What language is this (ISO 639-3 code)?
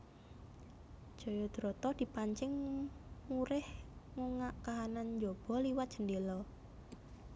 jav